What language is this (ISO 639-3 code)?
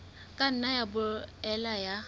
sot